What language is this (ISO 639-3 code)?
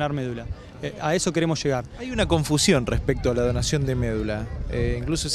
spa